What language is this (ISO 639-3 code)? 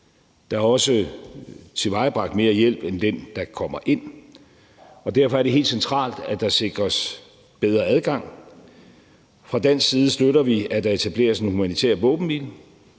dan